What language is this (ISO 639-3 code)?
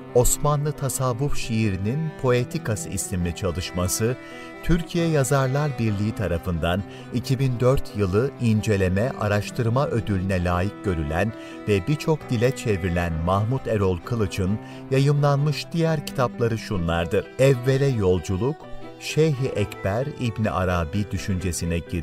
tur